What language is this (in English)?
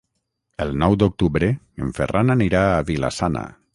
Catalan